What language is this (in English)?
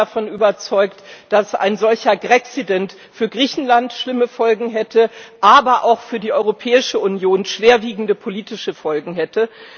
German